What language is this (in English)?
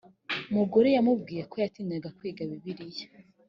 Kinyarwanda